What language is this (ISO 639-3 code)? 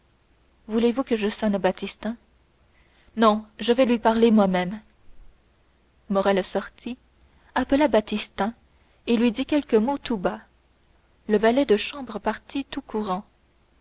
fra